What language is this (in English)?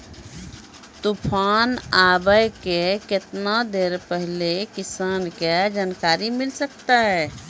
Maithili